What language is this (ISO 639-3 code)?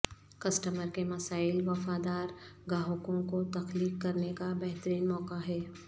urd